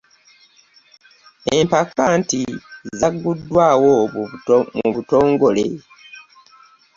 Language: Ganda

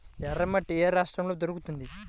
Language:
Telugu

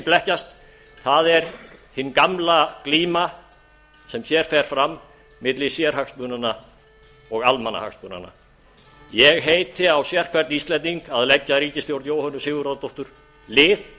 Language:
Icelandic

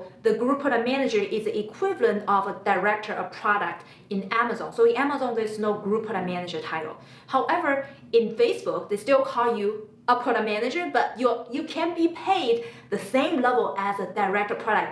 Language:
English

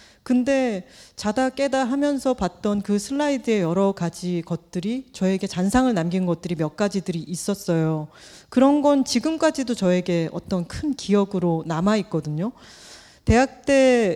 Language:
Korean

